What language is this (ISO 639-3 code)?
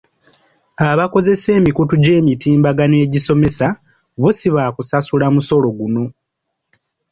lug